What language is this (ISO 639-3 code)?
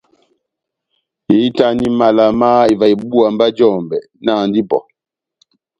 bnm